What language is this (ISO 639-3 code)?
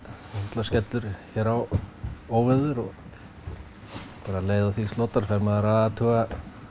isl